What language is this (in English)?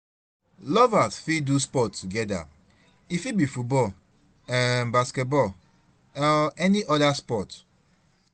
Nigerian Pidgin